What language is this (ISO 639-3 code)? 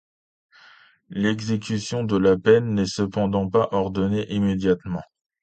fra